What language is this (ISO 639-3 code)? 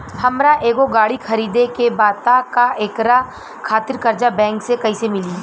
bho